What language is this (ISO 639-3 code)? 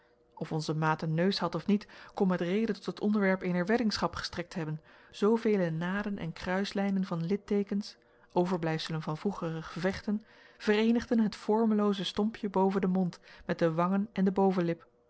nld